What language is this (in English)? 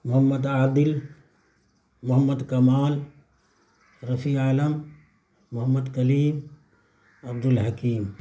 Urdu